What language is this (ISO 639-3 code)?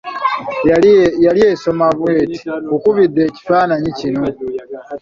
lug